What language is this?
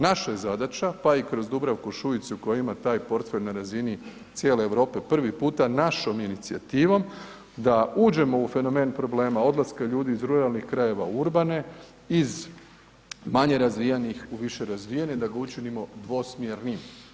Croatian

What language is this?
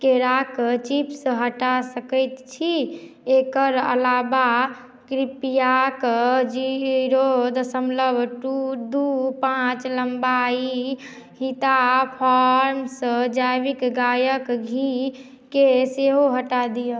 Maithili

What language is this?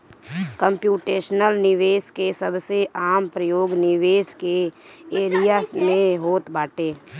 Bhojpuri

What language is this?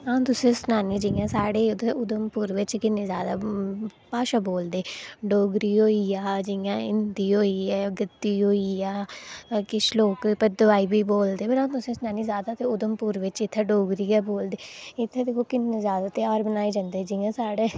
Dogri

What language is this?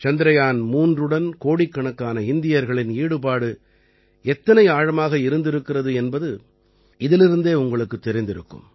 Tamil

